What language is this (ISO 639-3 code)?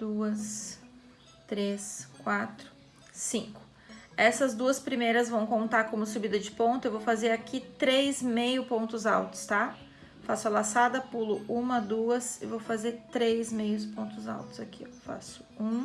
por